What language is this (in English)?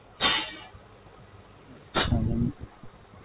Bangla